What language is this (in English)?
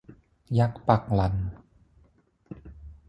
Thai